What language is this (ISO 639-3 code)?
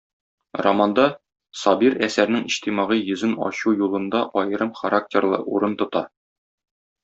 tat